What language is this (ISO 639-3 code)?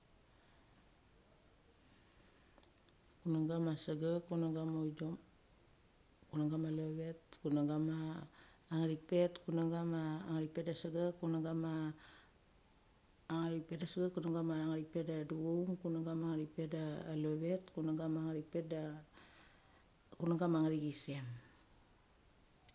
gcc